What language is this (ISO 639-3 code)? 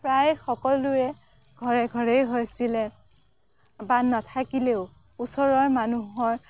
asm